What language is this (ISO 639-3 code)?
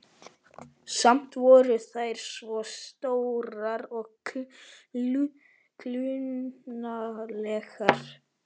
isl